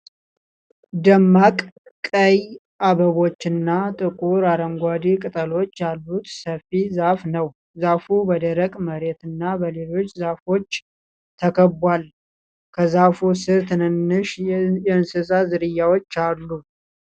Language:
Amharic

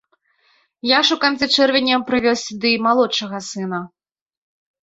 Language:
Belarusian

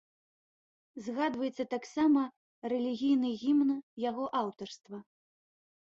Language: Belarusian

